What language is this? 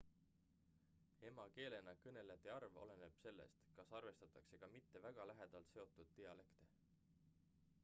Estonian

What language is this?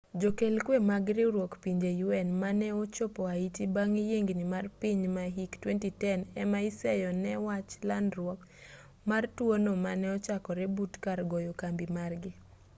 Luo (Kenya and Tanzania)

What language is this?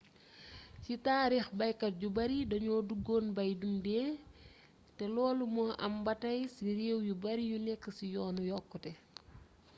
Wolof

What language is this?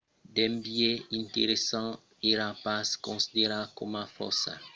Occitan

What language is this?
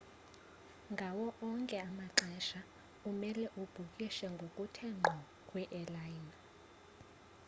Xhosa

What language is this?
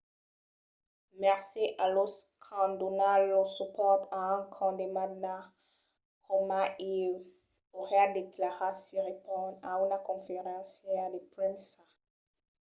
Occitan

